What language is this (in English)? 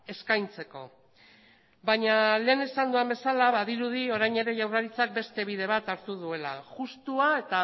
Basque